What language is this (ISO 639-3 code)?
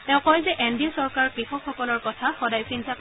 asm